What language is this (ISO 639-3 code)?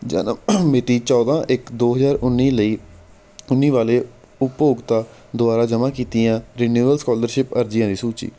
pan